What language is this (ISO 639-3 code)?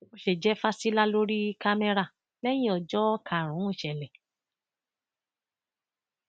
yor